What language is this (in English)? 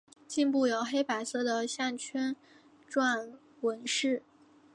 Chinese